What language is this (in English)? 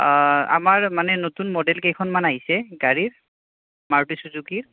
Assamese